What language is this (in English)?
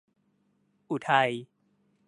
Thai